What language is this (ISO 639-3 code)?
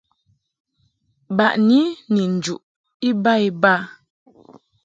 mhk